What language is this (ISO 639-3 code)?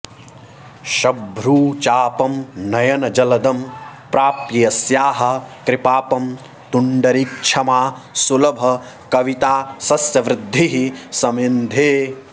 san